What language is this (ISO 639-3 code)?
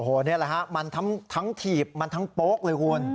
tha